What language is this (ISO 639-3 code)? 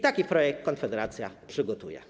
pol